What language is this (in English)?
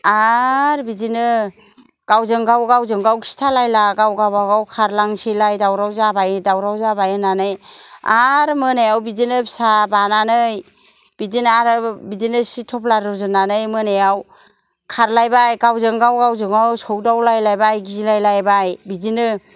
Bodo